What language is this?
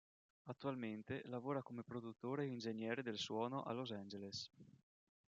Italian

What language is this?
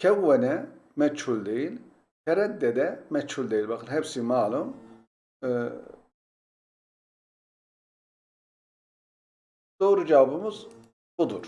Turkish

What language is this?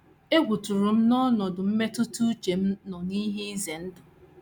Igbo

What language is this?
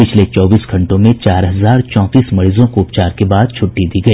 Hindi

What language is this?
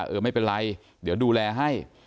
Thai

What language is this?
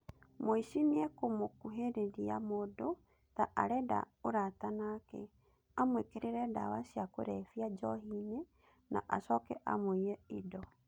Kikuyu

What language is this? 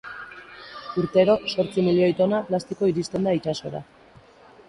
Basque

